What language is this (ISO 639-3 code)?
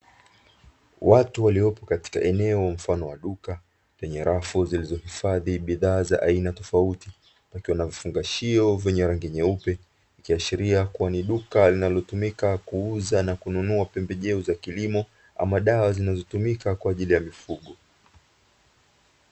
swa